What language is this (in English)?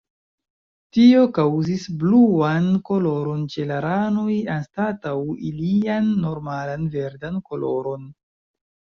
Esperanto